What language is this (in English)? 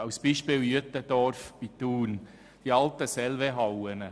Swiss German